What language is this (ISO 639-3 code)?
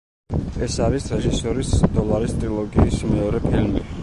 kat